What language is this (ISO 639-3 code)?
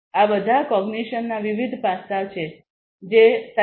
guj